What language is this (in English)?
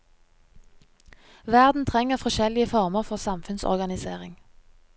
Norwegian